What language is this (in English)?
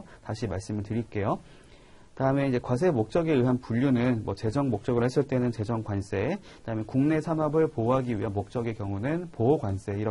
Korean